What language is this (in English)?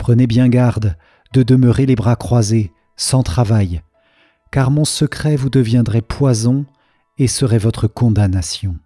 French